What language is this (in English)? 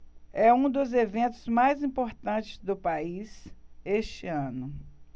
Portuguese